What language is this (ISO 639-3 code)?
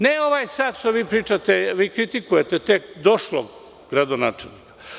srp